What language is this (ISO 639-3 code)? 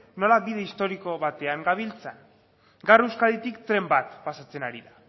eus